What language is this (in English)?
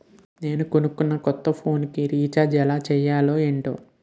Telugu